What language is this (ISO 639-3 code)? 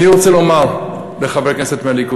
heb